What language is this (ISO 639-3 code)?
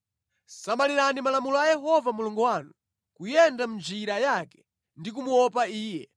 nya